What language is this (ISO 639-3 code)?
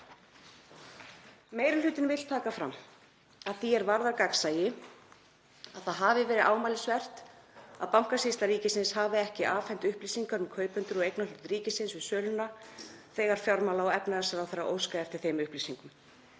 isl